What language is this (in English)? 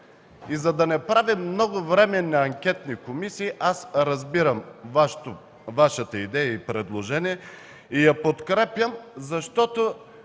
Bulgarian